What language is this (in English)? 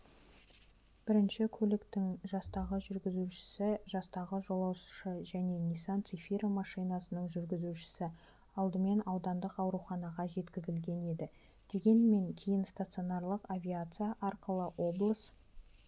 Kazakh